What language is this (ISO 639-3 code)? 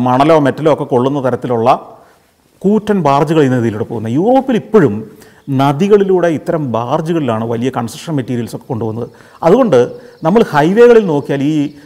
mal